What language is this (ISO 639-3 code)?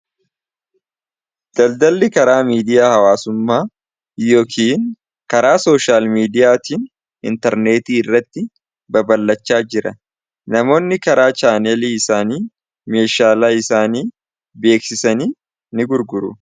orm